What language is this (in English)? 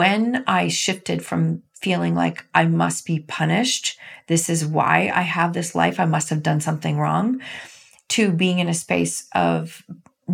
English